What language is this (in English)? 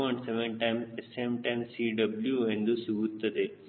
Kannada